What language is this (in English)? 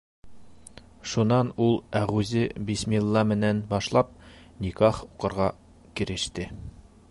Bashkir